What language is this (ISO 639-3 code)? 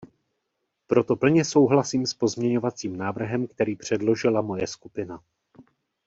ces